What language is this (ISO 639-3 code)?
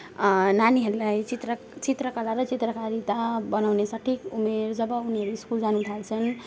nep